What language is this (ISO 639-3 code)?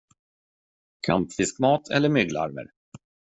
swe